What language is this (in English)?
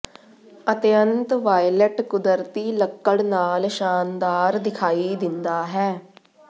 Punjabi